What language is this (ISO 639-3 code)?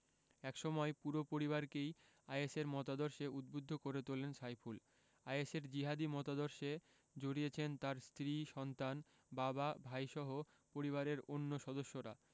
ben